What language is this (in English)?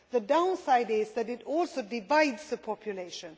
English